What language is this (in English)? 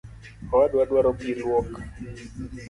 Luo (Kenya and Tanzania)